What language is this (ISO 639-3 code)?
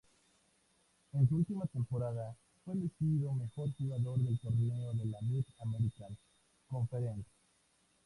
spa